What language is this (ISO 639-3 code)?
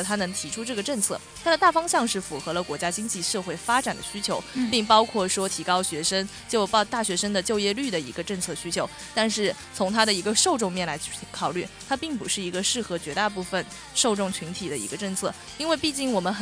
zho